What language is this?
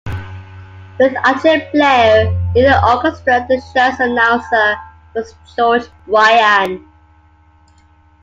English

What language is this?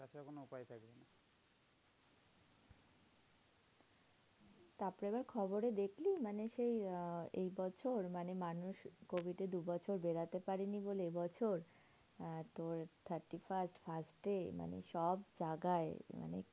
Bangla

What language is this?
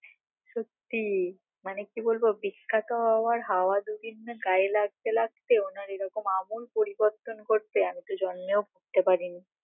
Bangla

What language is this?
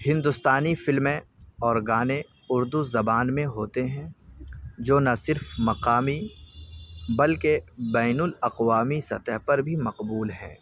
Urdu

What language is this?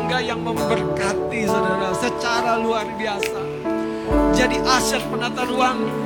Indonesian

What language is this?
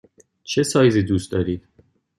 Persian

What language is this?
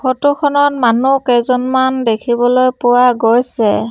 Assamese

